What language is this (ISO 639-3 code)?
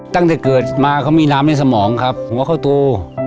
tha